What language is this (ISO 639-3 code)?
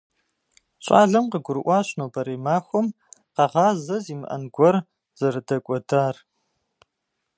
kbd